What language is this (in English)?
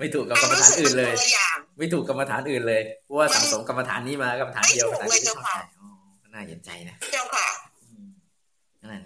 Thai